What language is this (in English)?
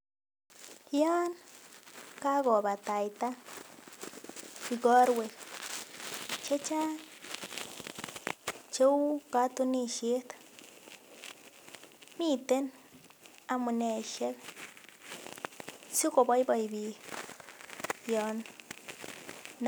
Kalenjin